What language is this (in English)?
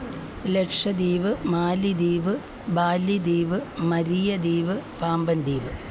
Malayalam